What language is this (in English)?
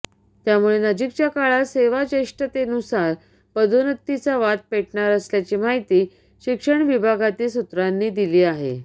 Marathi